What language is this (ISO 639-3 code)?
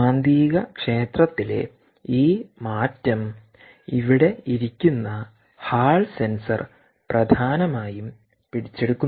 mal